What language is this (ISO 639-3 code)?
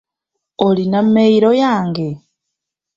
lug